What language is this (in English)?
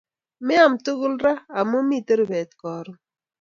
Kalenjin